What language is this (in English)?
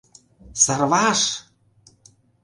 Mari